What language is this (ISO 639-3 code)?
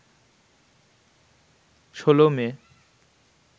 ben